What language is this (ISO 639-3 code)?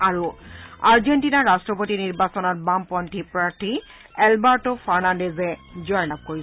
asm